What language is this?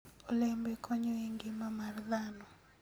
Luo (Kenya and Tanzania)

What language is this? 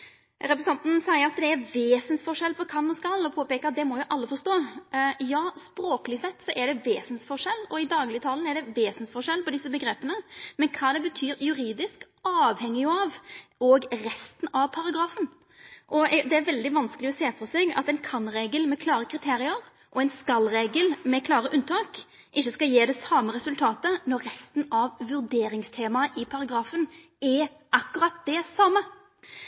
Norwegian Nynorsk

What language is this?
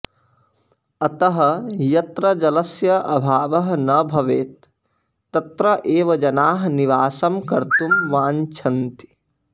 Sanskrit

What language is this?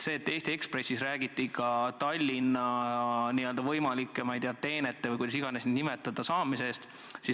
Estonian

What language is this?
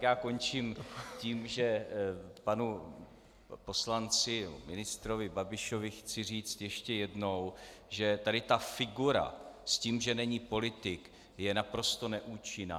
Czech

